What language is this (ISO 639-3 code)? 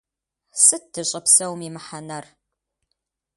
kbd